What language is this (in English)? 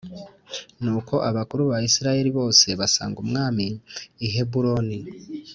Kinyarwanda